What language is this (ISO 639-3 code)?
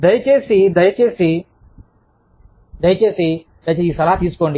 tel